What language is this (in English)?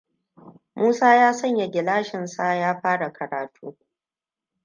Hausa